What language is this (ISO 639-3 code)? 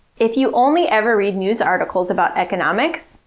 eng